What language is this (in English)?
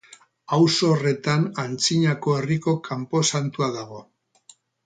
Basque